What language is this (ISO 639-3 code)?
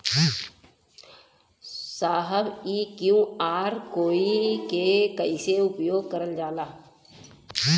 bho